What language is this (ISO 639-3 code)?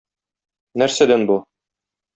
tat